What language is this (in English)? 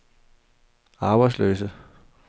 Danish